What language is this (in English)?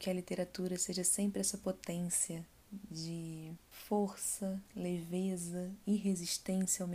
Portuguese